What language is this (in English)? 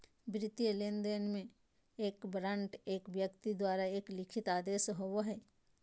Magahi